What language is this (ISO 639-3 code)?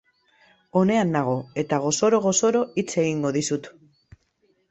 eus